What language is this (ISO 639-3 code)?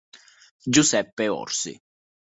ita